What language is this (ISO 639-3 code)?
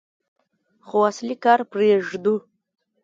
pus